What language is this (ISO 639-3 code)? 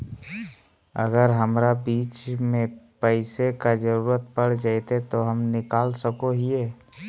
mag